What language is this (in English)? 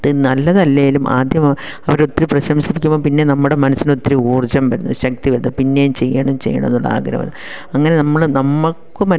Malayalam